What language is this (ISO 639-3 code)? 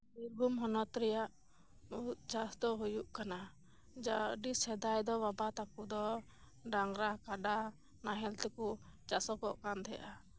sat